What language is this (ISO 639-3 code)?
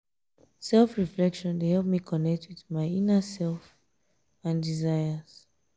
pcm